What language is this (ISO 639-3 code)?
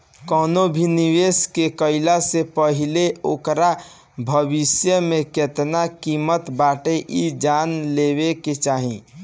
bho